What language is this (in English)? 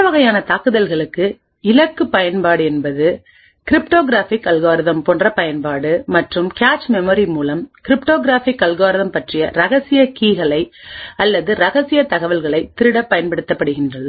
Tamil